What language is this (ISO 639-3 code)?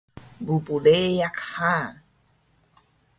trv